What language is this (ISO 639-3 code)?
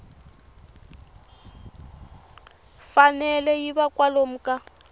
tso